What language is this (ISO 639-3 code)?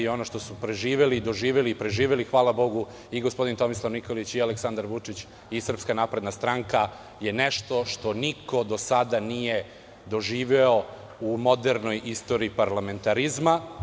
srp